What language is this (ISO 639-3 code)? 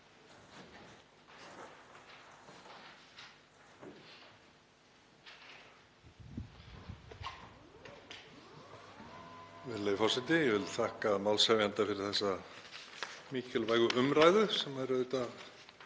isl